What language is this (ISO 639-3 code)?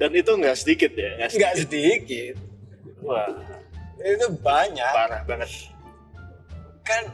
ind